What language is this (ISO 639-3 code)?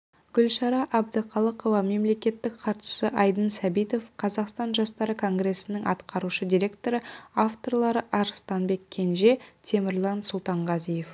kaz